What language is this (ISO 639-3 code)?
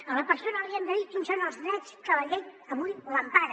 cat